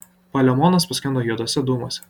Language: Lithuanian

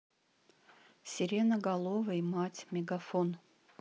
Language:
Russian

